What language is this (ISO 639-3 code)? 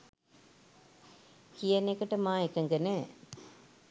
sin